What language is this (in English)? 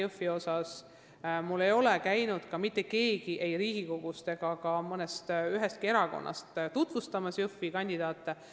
Estonian